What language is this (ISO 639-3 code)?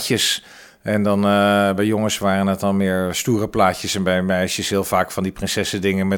nld